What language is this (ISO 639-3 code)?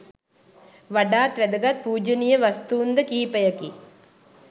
sin